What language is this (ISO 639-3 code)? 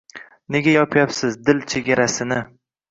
uzb